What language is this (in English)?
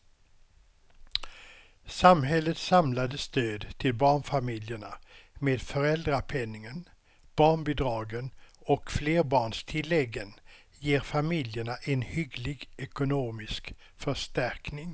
Swedish